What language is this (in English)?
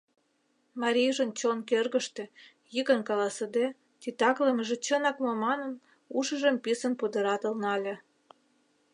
Mari